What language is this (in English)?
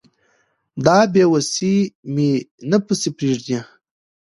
Pashto